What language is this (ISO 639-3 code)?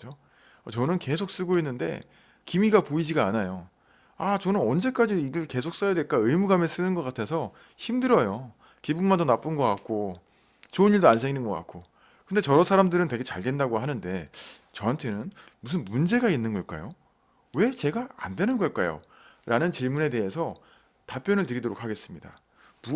kor